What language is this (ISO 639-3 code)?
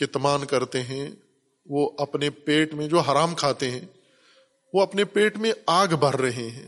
urd